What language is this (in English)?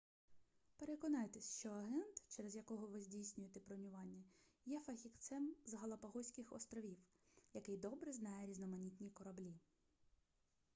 Ukrainian